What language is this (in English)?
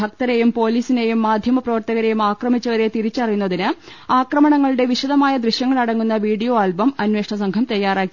Malayalam